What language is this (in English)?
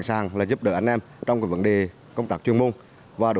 Vietnamese